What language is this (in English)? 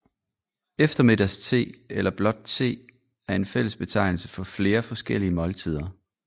Danish